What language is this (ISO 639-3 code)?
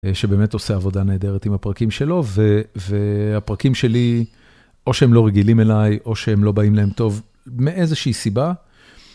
heb